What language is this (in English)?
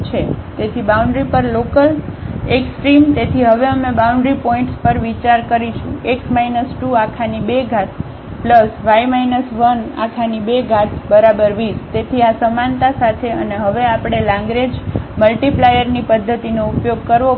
Gujarati